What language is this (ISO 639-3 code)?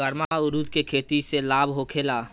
bho